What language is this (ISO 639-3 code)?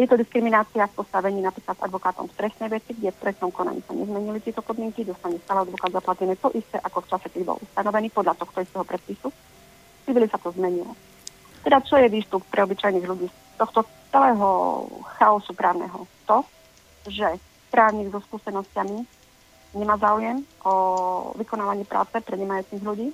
slk